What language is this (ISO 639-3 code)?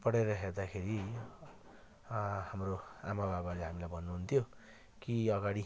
nep